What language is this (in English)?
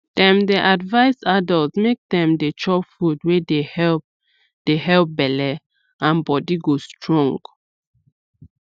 Nigerian Pidgin